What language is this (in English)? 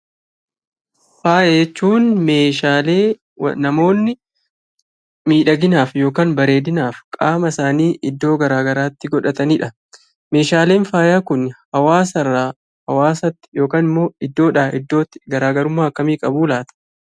Oromo